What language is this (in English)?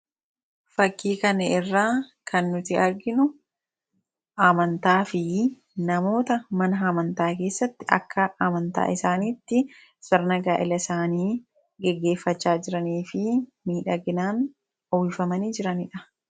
Oromo